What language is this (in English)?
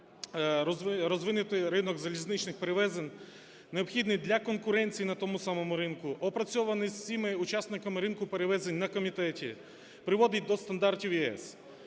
Ukrainian